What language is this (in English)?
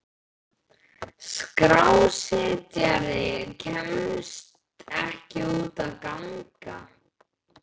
Icelandic